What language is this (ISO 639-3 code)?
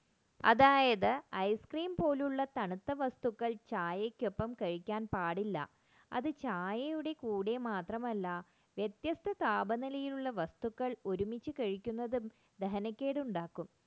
mal